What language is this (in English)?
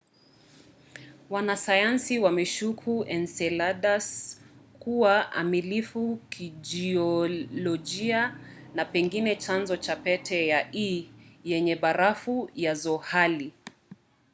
Swahili